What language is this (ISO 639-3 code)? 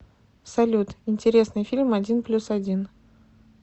rus